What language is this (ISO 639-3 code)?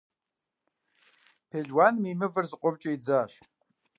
kbd